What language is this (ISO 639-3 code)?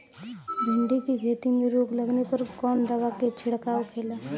bho